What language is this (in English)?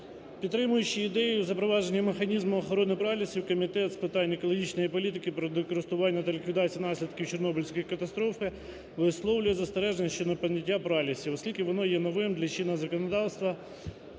Ukrainian